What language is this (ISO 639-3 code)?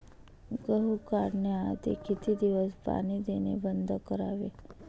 mar